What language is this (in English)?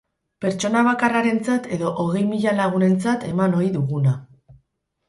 Basque